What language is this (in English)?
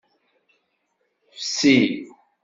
Kabyle